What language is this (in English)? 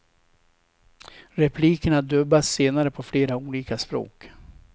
Swedish